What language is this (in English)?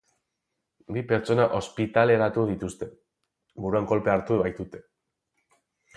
Basque